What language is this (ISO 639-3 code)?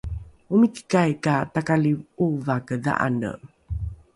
dru